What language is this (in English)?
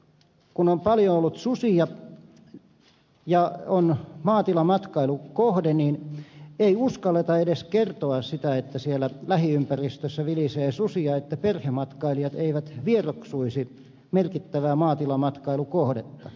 Finnish